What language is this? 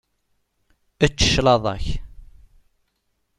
Kabyle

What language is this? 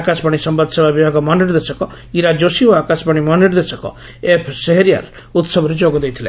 Odia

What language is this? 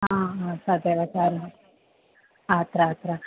Sanskrit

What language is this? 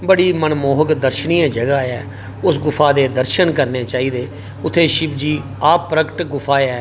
Dogri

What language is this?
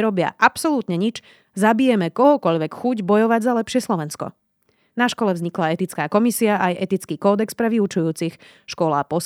Slovak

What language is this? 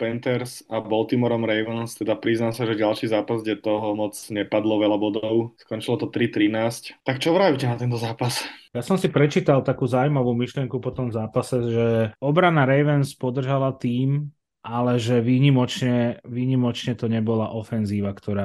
Slovak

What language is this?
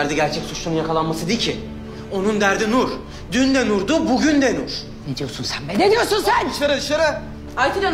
Turkish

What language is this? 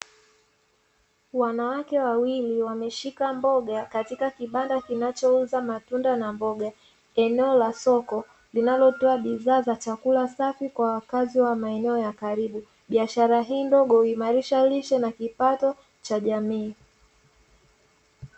Swahili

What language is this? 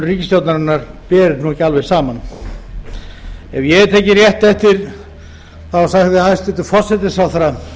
Icelandic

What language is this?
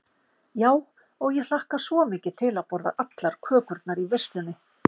Icelandic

